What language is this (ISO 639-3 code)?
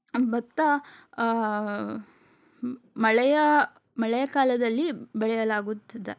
kan